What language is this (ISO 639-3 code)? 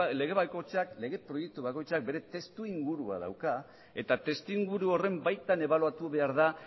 eus